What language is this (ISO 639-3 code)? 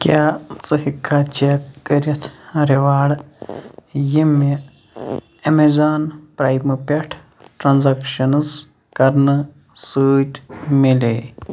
kas